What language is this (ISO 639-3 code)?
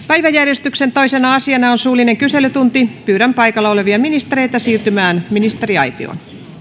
fin